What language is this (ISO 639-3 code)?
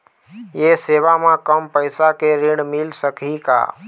hne